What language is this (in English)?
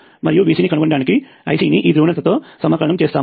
Telugu